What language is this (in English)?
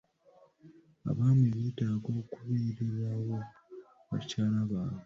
Ganda